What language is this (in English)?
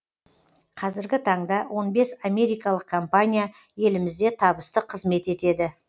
Kazakh